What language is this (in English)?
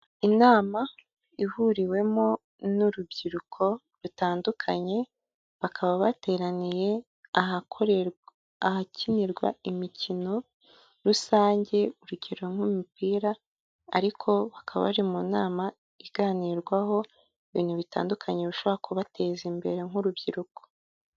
Kinyarwanda